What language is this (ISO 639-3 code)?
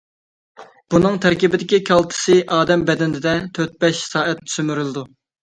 uig